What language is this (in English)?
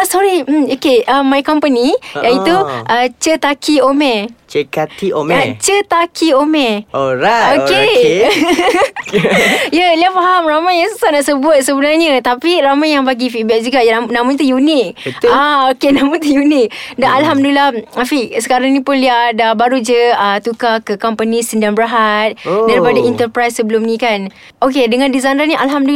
Malay